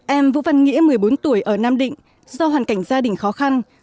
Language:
Vietnamese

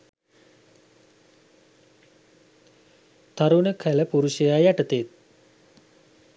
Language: Sinhala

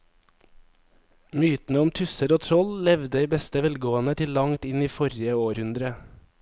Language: Norwegian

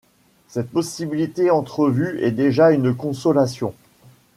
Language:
French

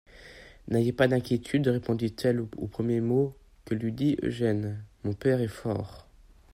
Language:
French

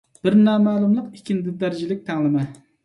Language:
Uyghur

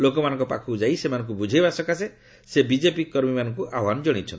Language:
Odia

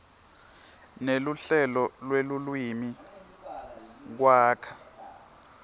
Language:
Swati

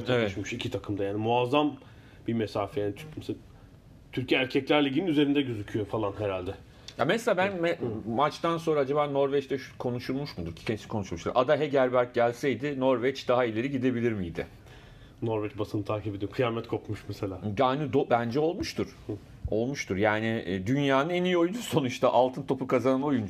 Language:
Turkish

